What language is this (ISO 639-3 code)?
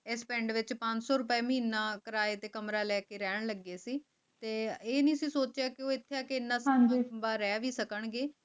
pan